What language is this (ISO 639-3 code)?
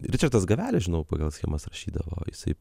lit